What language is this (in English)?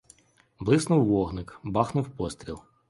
Ukrainian